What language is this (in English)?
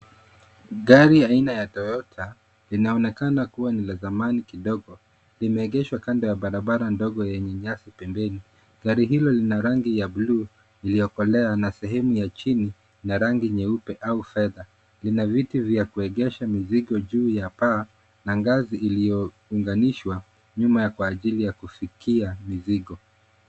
Swahili